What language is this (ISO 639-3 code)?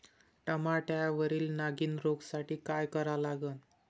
mar